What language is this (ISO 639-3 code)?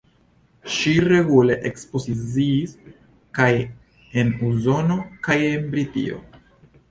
epo